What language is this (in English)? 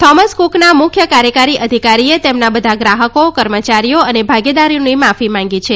Gujarati